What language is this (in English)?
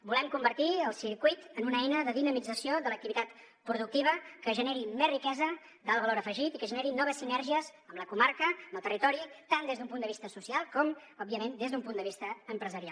Catalan